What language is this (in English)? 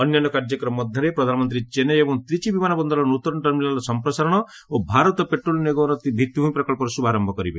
Odia